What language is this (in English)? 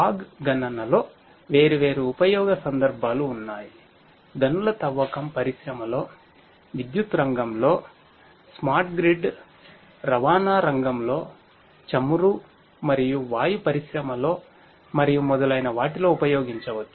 Telugu